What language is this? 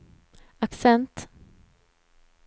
Swedish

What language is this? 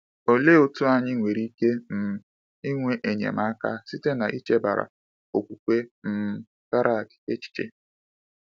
Igbo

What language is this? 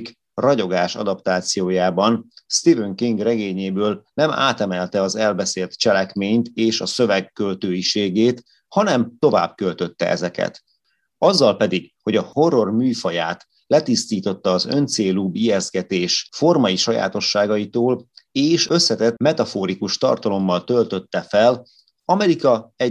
Hungarian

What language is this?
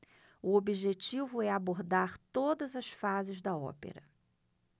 Portuguese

